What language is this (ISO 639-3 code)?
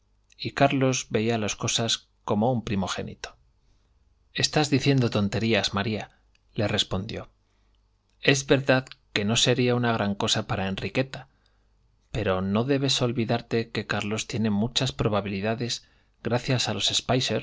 spa